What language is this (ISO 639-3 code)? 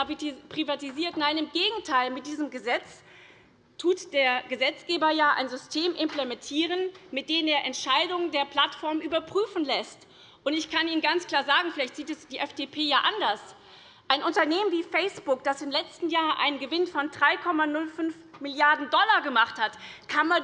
deu